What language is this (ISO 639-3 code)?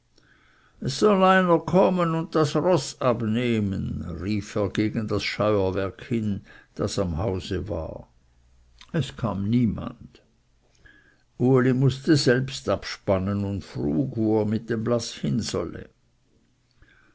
deu